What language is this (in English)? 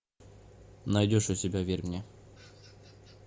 Russian